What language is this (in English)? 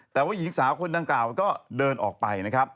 Thai